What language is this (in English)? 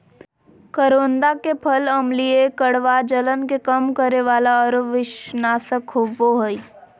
Magahi